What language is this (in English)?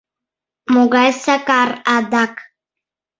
Mari